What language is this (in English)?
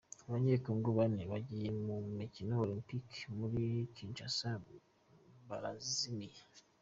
Kinyarwanda